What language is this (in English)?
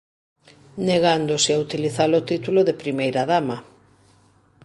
Galician